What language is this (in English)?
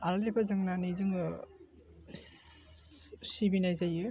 Bodo